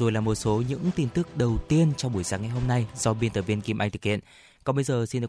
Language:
Vietnamese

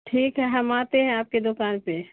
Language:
Urdu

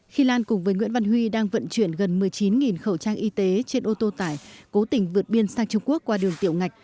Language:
Vietnamese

